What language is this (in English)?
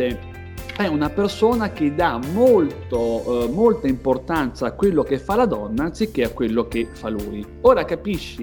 Italian